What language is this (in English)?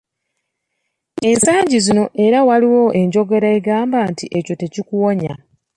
Ganda